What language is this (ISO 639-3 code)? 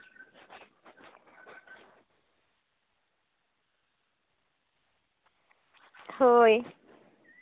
sat